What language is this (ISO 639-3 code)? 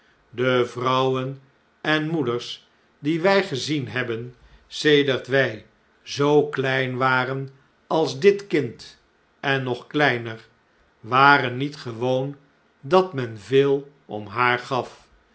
nld